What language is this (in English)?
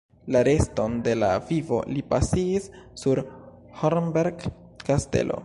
Esperanto